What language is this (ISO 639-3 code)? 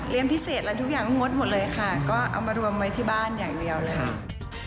tha